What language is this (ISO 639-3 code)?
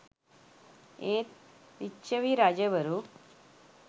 sin